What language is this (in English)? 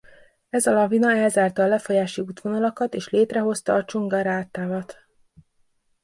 Hungarian